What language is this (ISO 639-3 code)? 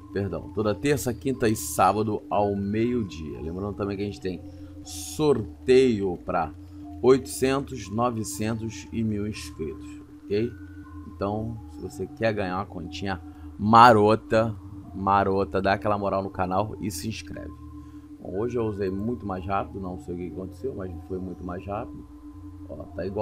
por